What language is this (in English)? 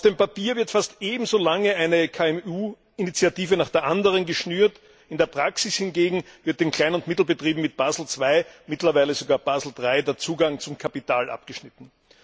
German